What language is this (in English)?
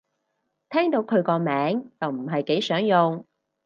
Cantonese